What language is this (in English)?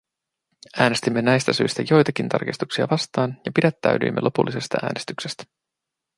Finnish